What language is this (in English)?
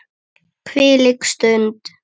Icelandic